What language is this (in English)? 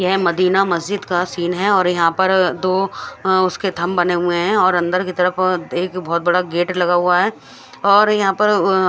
Hindi